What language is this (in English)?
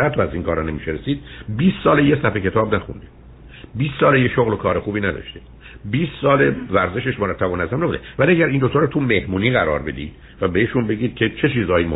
Persian